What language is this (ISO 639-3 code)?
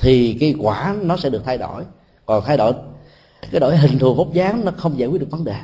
vie